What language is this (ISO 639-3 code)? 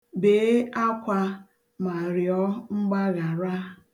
ibo